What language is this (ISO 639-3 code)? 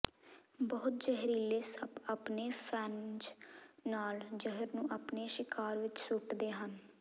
pan